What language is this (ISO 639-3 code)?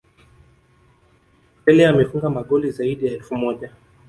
swa